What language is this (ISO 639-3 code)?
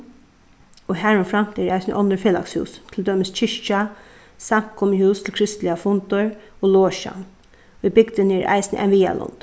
fao